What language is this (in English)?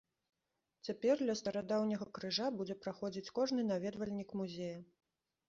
Belarusian